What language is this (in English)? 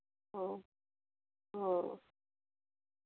Santali